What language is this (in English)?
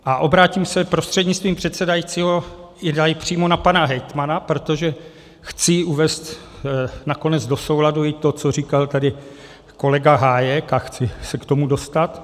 Czech